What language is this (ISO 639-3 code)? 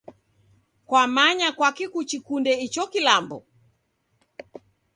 dav